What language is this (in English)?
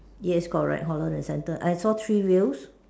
English